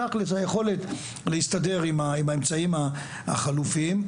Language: Hebrew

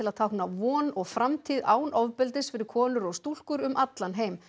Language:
Icelandic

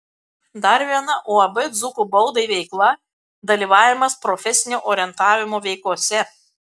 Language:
Lithuanian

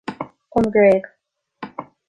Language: Irish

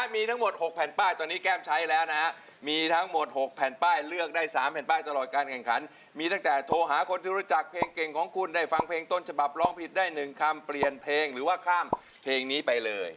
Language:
Thai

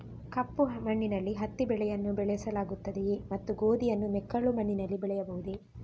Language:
Kannada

